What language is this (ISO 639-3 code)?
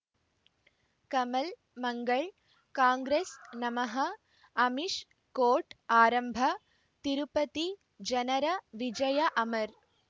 kan